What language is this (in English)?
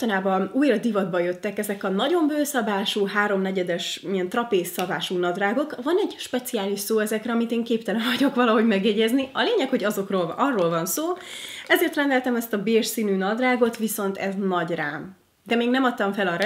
Hungarian